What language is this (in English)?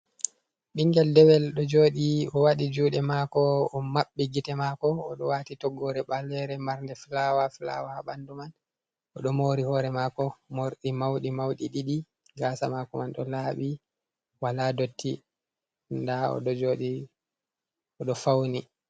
Fula